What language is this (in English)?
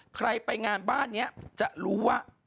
Thai